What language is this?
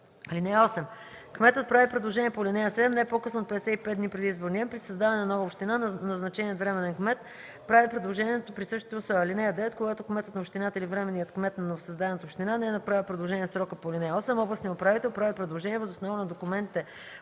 Bulgarian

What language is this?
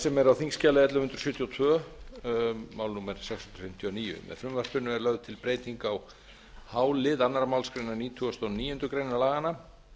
Icelandic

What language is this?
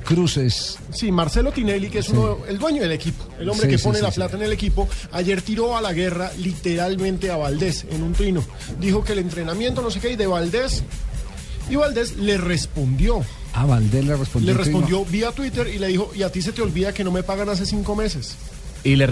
Spanish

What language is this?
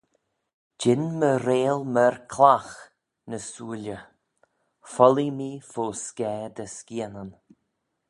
Manx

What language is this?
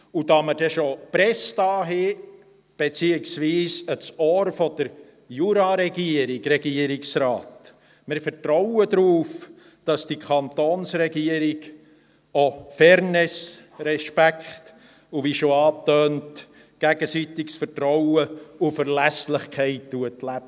Swiss German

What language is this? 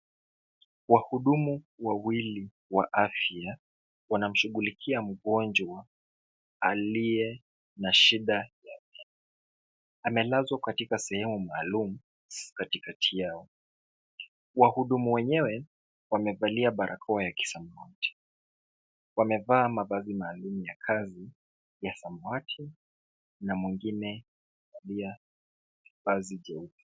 Swahili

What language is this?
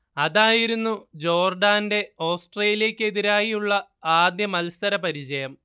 Malayalam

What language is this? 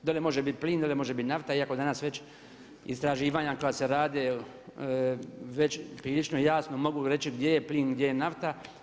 Croatian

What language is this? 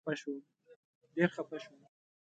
Pashto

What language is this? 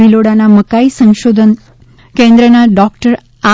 Gujarati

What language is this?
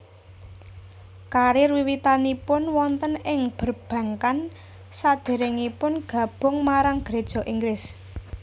Javanese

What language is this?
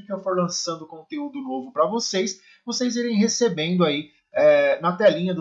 Portuguese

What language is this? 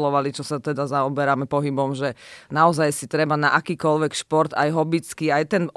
Slovak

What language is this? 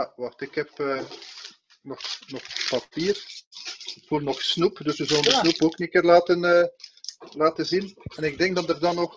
Dutch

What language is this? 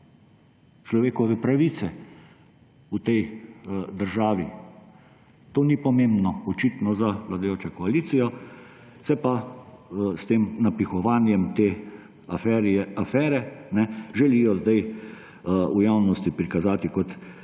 Slovenian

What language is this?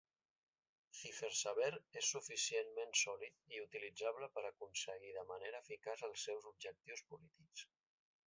Catalan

